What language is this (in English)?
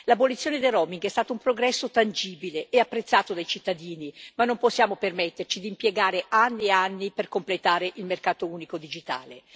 Italian